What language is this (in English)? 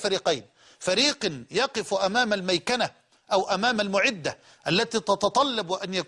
Arabic